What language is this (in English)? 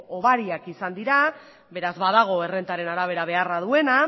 Basque